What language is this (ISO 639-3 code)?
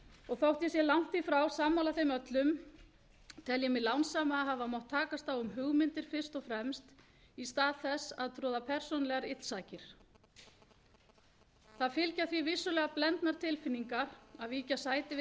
isl